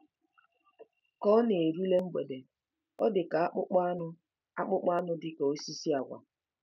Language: Igbo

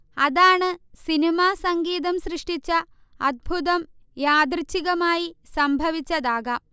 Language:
Malayalam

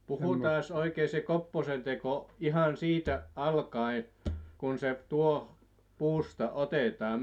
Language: Finnish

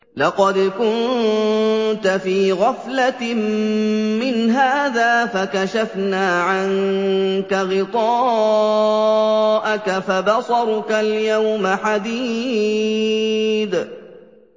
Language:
Arabic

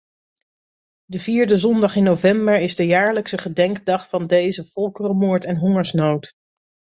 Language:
Dutch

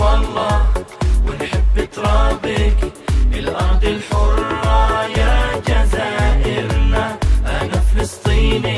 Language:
Arabic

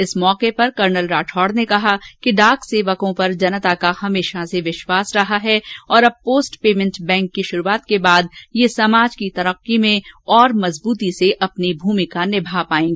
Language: Hindi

